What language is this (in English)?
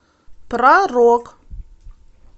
Russian